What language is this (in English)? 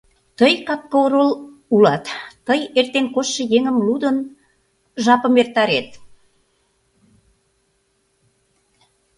Mari